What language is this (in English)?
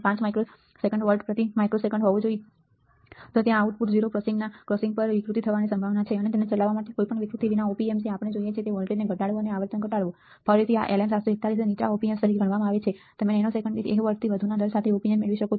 Gujarati